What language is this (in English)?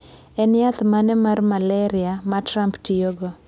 Luo (Kenya and Tanzania)